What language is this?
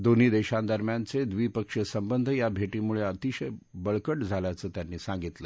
Marathi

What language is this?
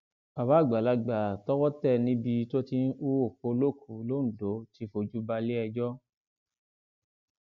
Yoruba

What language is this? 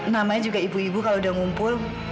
Indonesian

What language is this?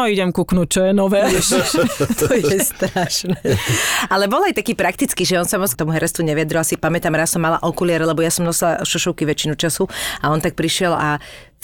Slovak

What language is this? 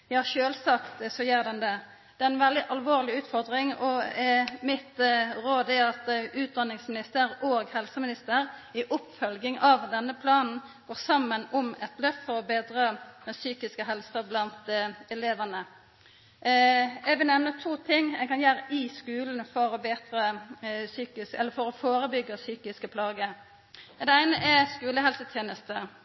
Norwegian Nynorsk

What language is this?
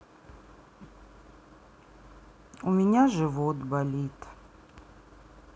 Russian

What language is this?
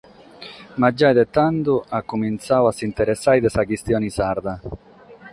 Sardinian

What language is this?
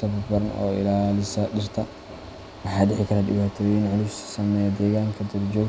Somali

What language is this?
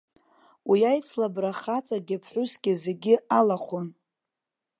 Abkhazian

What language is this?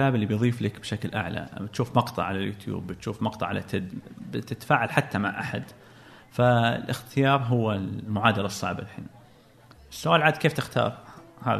Arabic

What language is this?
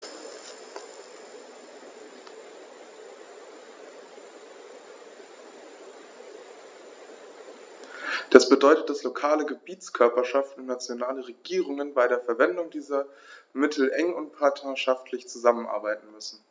German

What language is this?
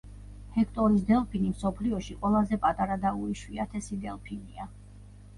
Georgian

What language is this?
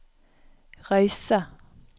Norwegian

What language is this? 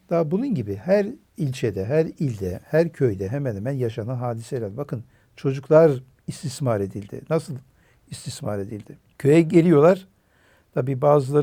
Turkish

